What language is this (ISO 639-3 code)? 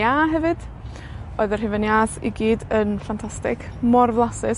cym